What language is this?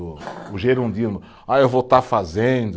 Portuguese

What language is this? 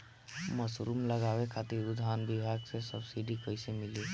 Bhojpuri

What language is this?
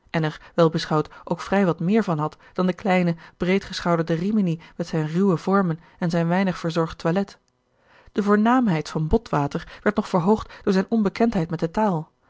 Dutch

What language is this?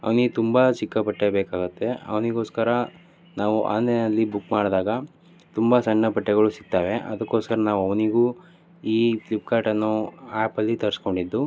Kannada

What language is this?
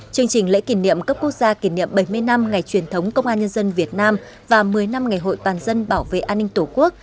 Vietnamese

